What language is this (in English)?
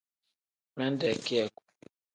Tem